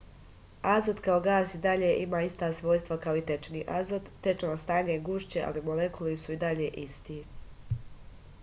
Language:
Serbian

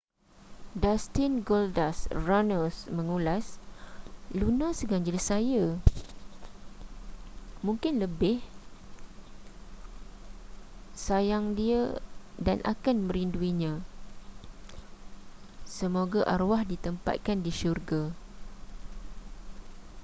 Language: Malay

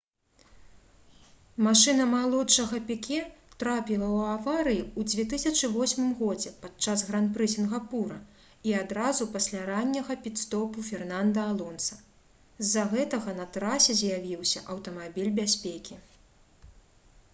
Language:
Belarusian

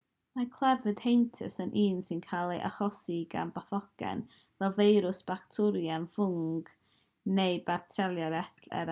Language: Welsh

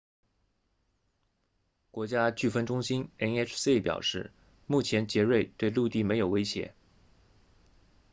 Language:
Chinese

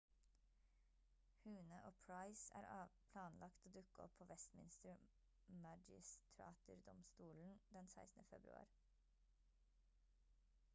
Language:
Norwegian Bokmål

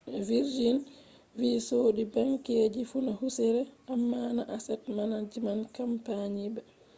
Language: Fula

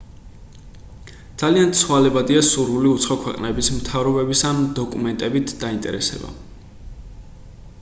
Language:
Georgian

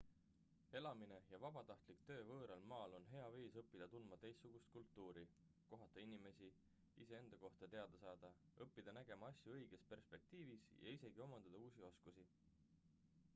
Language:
Estonian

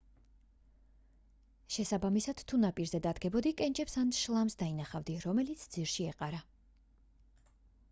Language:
Georgian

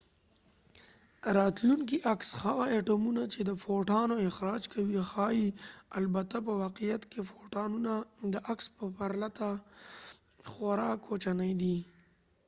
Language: Pashto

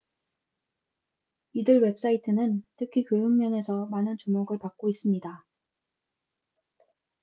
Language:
Korean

